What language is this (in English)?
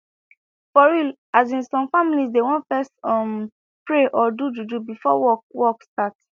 Nigerian Pidgin